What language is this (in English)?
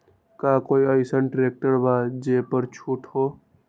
Magahi